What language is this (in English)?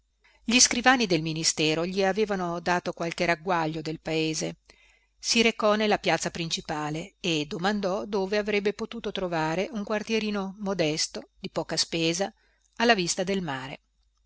Italian